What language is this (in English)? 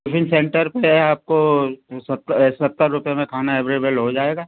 Hindi